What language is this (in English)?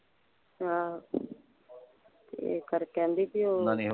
Punjabi